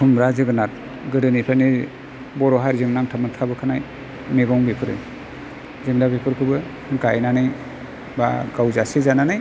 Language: Bodo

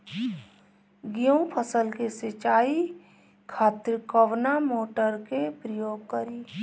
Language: Bhojpuri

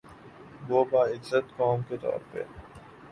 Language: Urdu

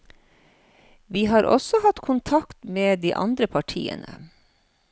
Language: Norwegian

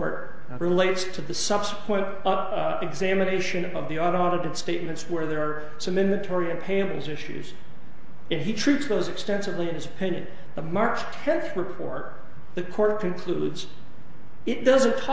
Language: English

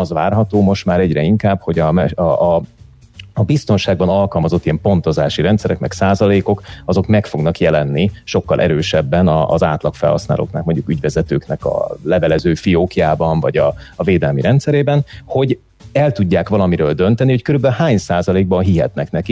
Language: Hungarian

